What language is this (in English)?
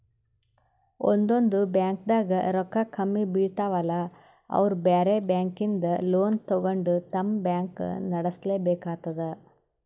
Kannada